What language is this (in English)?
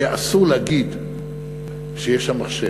Hebrew